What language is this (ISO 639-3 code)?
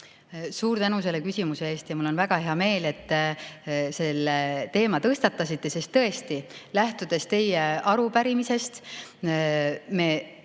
est